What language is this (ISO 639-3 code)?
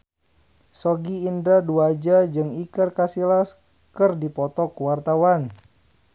sun